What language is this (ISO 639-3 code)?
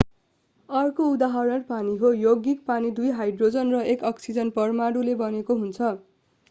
nep